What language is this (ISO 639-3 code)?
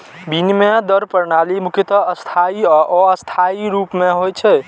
mai